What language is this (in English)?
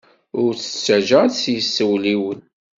Kabyle